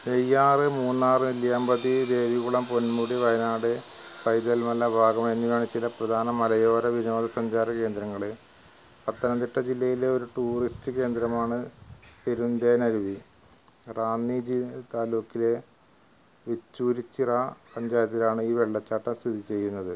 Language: Malayalam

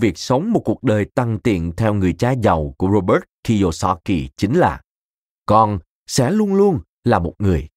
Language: Vietnamese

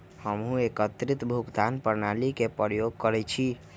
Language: Magahi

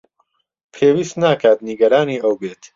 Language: Central Kurdish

